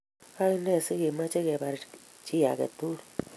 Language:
Kalenjin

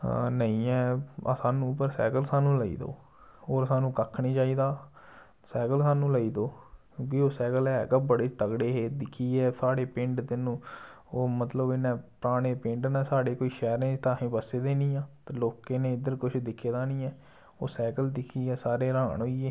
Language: Dogri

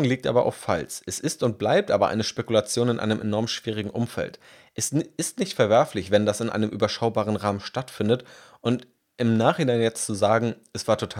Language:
German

